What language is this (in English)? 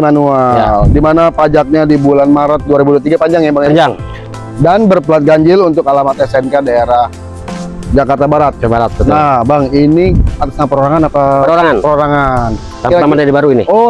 Indonesian